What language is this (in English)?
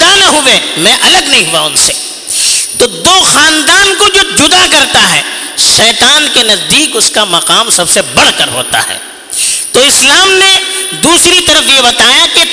Urdu